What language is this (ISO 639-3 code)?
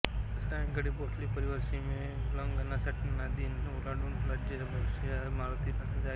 mar